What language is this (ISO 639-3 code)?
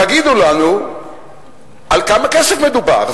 heb